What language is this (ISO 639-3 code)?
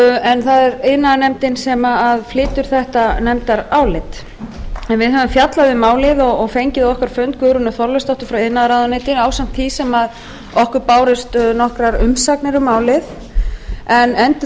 isl